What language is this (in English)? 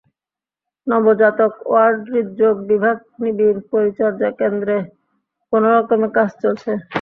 Bangla